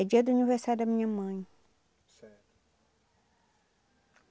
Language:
Portuguese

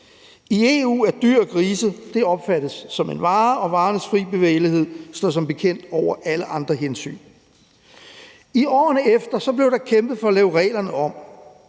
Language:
Danish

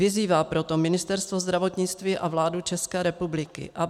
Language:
Czech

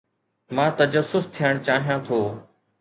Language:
Sindhi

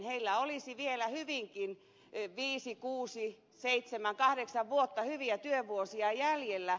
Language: Finnish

